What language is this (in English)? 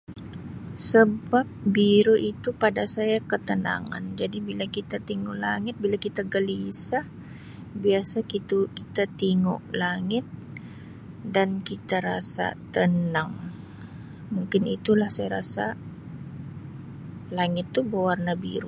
Sabah Malay